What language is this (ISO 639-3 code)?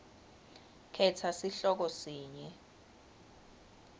ssw